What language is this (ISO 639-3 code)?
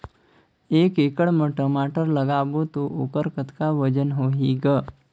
hne